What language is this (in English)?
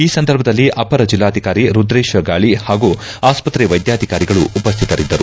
Kannada